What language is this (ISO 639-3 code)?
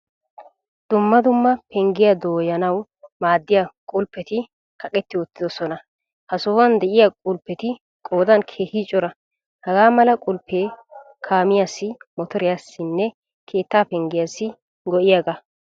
wal